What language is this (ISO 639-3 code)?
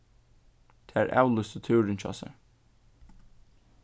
fao